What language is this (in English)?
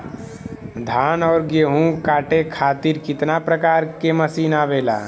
Bhojpuri